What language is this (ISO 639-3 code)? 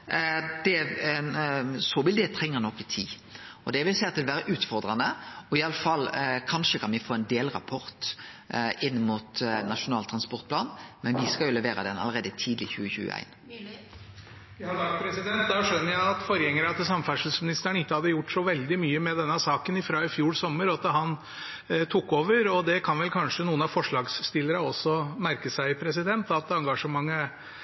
nor